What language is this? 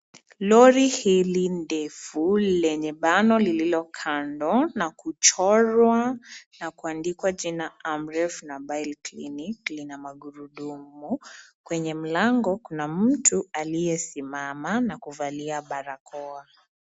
Swahili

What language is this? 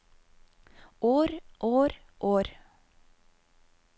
Norwegian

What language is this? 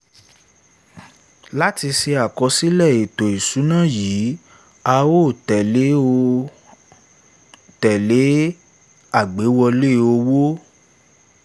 Yoruba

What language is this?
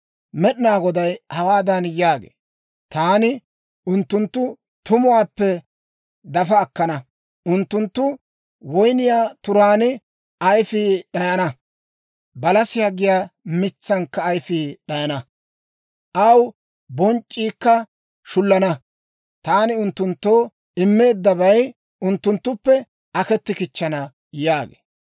Dawro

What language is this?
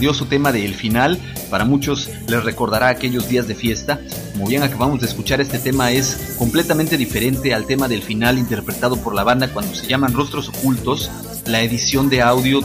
Spanish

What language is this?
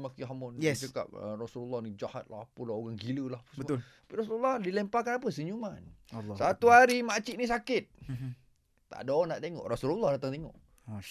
Malay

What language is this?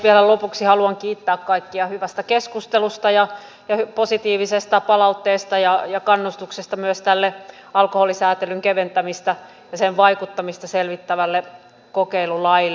Finnish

